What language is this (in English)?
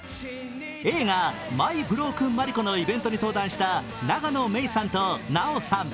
Japanese